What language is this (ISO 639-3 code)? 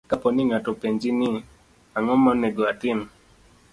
luo